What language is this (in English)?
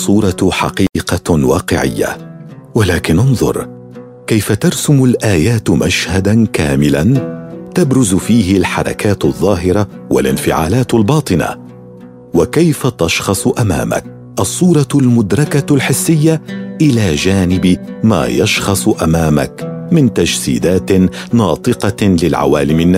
Arabic